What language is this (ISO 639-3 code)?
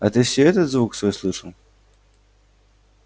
rus